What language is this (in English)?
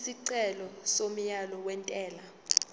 Zulu